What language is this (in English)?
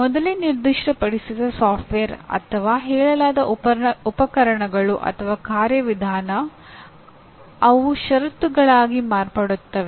Kannada